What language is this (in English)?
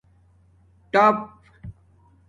Domaaki